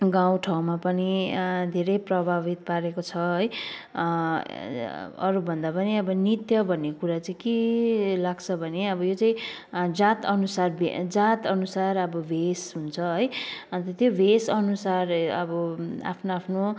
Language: Nepali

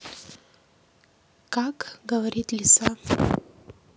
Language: Russian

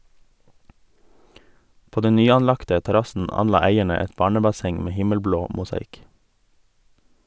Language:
Norwegian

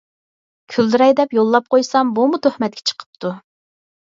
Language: Uyghur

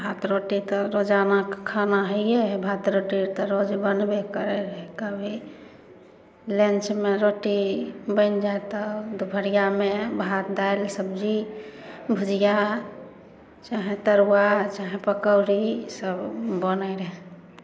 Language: Maithili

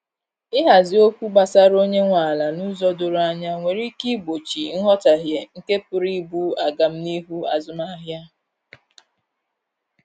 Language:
Igbo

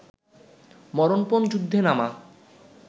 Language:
Bangla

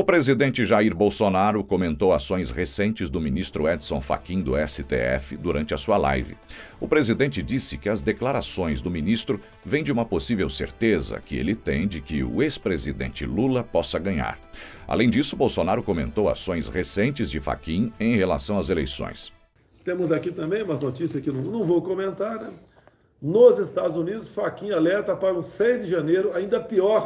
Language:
Portuguese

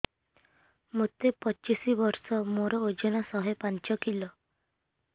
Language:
Odia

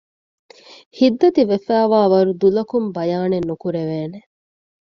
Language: Divehi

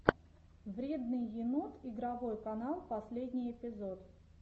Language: Russian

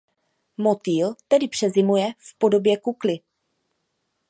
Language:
Czech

